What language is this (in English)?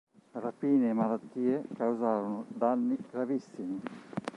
Italian